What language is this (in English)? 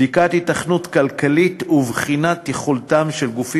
Hebrew